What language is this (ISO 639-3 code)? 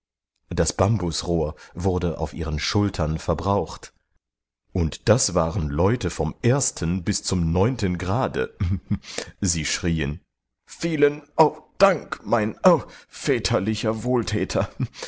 deu